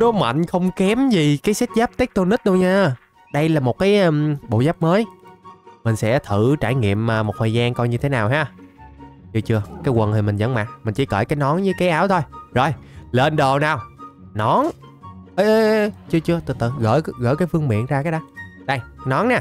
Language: Vietnamese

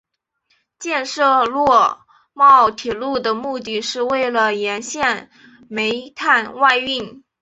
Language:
Chinese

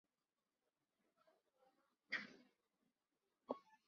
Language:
Chinese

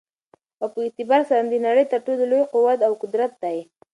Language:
Pashto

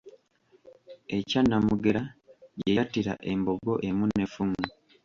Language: Ganda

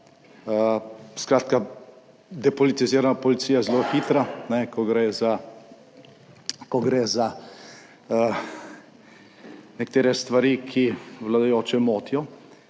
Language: Slovenian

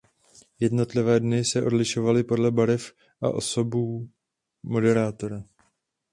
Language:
Czech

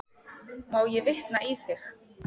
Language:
Icelandic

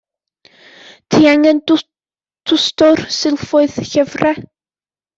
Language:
Welsh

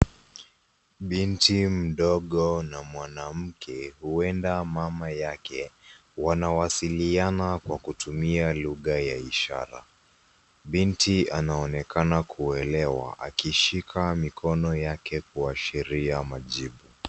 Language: Swahili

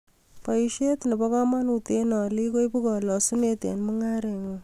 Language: Kalenjin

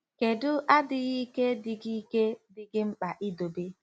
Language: Igbo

